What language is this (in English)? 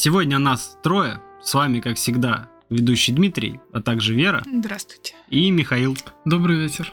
Russian